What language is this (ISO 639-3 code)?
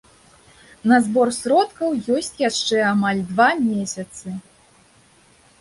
bel